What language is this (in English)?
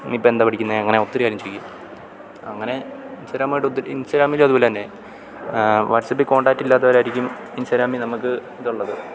Malayalam